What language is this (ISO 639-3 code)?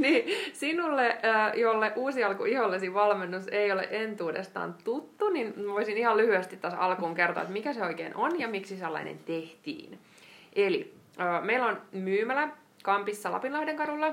fin